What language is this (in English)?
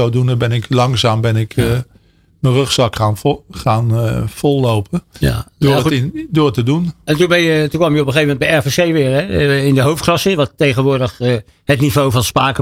Dutch